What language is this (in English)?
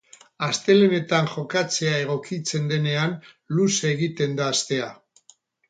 Basque